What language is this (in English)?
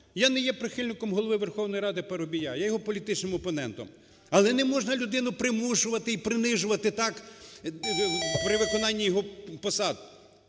Ukrainian